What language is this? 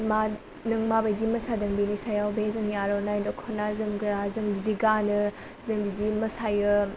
Bodo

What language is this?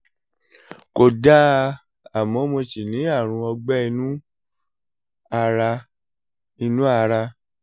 Yoruba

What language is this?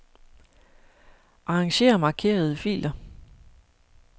Danish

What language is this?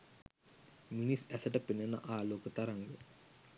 Sinhala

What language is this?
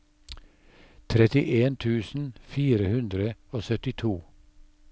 Norwegian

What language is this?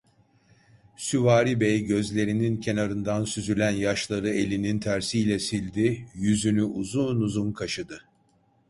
Turkish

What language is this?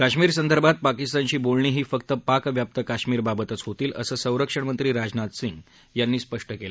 Marathi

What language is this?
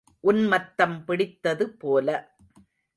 Tamil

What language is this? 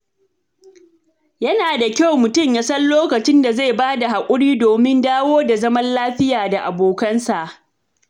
Hausa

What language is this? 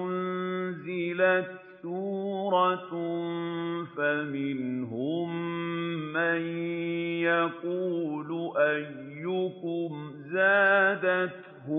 Arabic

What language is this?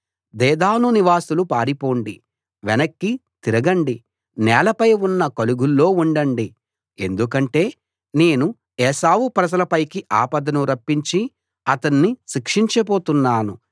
Telugu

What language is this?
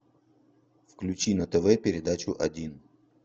Russian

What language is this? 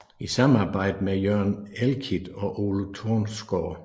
Danish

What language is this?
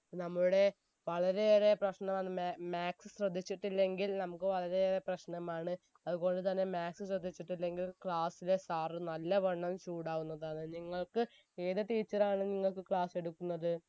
Malayalam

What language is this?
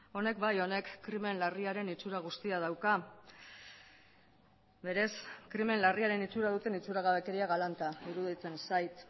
Basque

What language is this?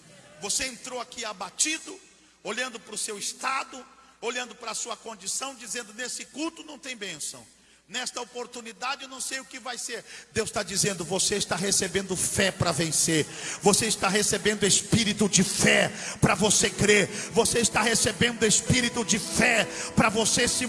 Portuguese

